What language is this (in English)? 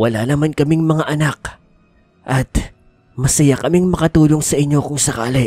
Filipino